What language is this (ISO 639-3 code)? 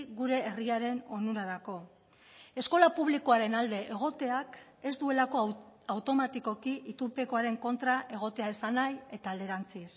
eus